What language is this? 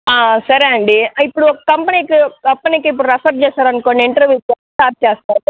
Telugu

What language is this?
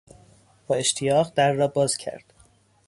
Persian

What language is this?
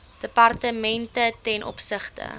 Afrikaans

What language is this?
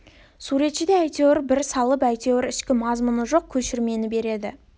Kazakh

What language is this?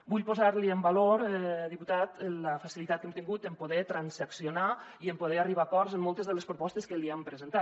Catalan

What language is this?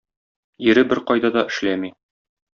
Tatar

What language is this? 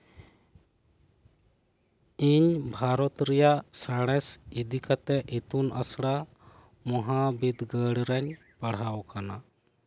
Santali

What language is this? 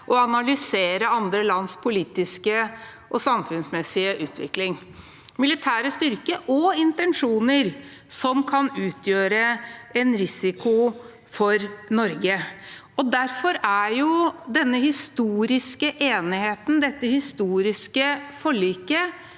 Norwegian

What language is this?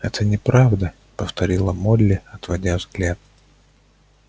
Russian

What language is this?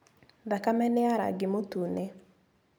Kikuyu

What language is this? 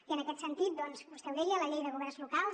Catalan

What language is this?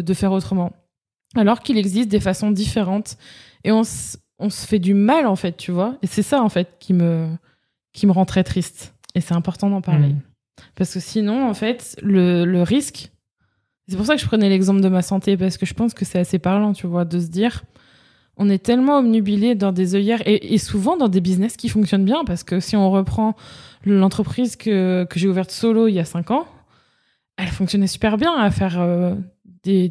French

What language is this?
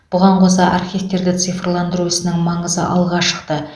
Kazakh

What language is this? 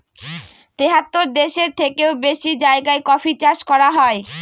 Bangla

